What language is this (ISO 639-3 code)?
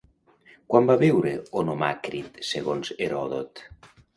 cat